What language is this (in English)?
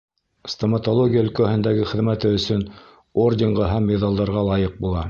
Bashkir